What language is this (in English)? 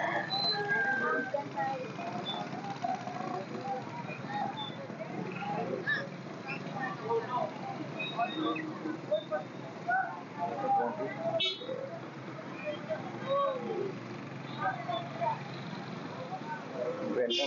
Filipino